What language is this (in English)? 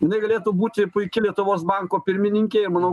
Lithuanian